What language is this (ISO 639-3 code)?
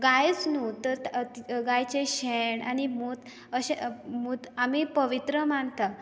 kok